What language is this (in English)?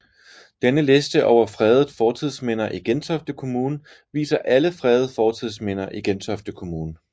Danish